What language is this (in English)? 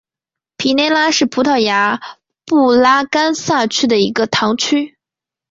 Chinese